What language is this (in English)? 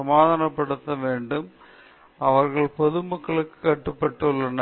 Tamil